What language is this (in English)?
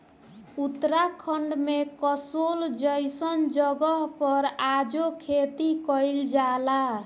Bhojpuri